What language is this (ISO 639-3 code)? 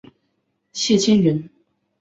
zho